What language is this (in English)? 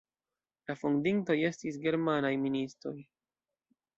Esperanto